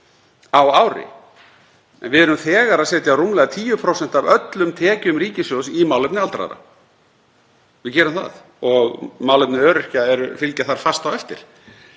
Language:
Icelandic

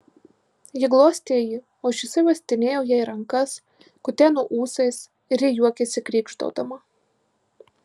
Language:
Lithuanian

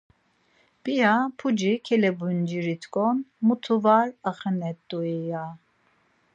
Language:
Laz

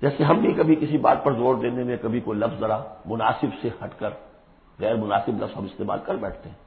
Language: Urdu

